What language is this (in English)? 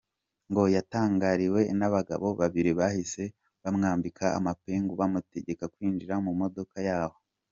Kinyarwanda